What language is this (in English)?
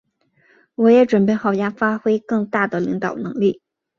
Chinese